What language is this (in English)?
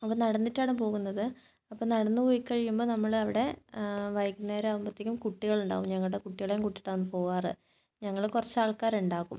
Malayalam